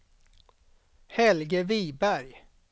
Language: Swedish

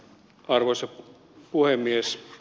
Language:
Finnish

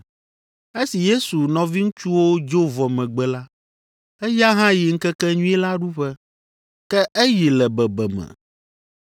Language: Ewe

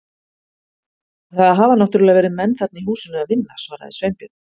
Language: Icelandic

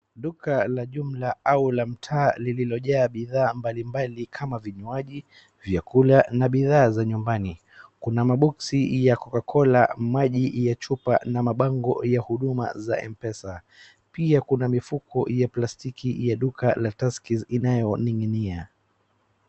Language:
Swahili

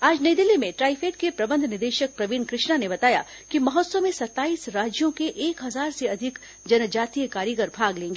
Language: Hindi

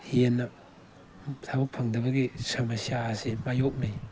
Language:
Manipuri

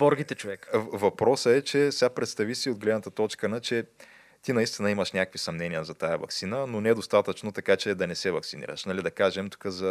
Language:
Bulgarian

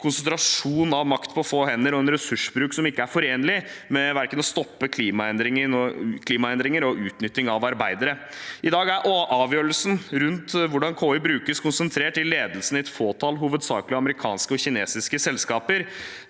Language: Norwegian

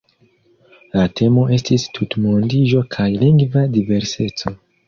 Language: Esperanto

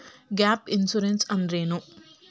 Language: Kannada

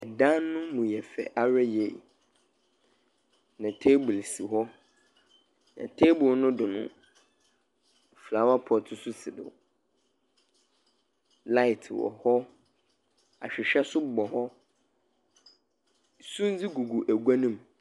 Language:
Akan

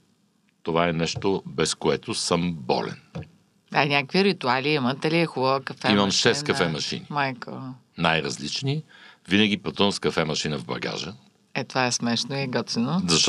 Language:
Bulgarian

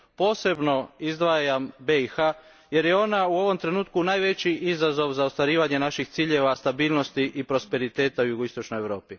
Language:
Croatian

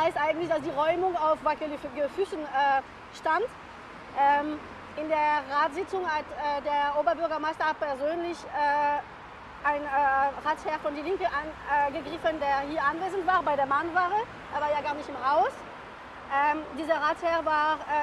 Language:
German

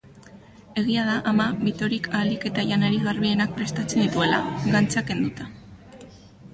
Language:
Basque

